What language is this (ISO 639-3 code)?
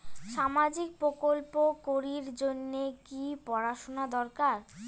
ben